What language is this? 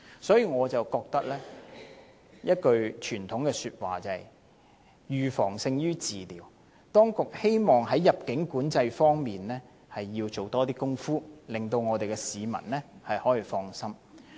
Cantonese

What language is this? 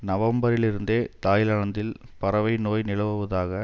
Tamil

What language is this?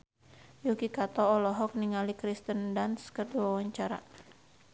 Sundanese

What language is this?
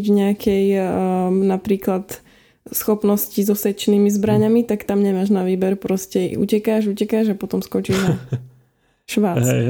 Slovak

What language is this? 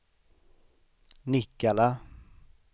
Swedish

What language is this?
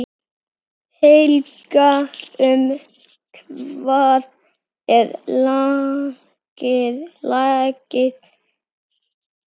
Icelandic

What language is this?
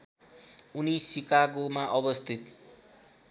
Nepali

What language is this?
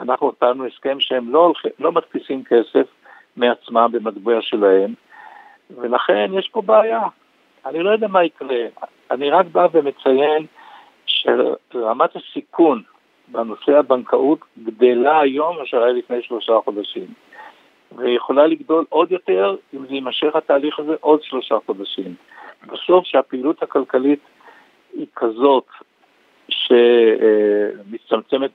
Hebrew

